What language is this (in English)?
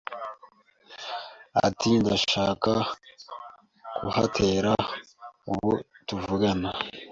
Kinyarwanda